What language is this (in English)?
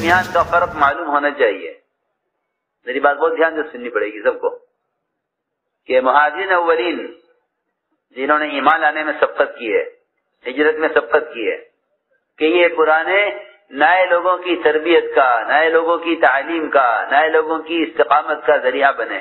Arabic